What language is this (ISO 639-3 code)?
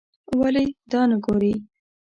pus